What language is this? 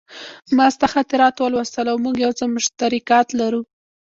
Pashto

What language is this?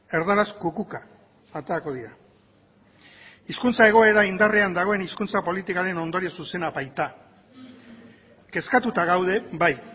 Basque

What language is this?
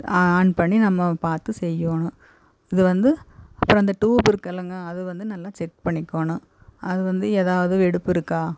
Tamil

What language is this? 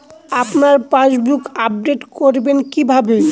Bangla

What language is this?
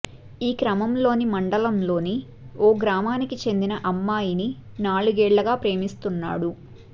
Telugu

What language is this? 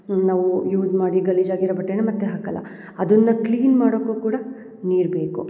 Kannada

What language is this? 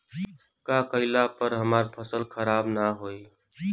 Bhojpuri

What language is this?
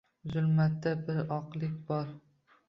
Uzbek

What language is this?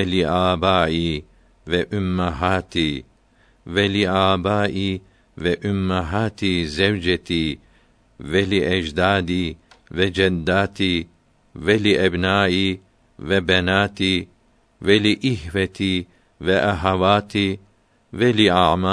Turkish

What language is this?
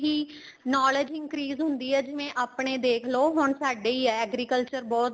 Punjabi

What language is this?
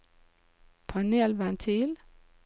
Norwegian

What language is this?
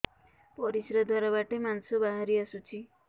Odia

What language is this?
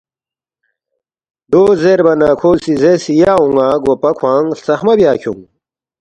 Balti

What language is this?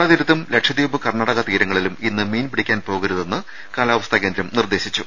Malayalam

